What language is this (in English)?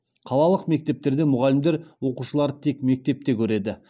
Kazakh